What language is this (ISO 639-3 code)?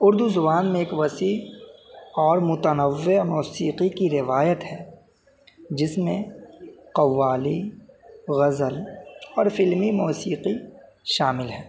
urd